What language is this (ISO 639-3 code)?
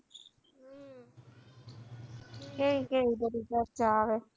guj